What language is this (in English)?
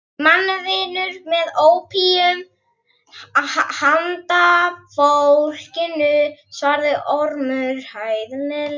Icelandic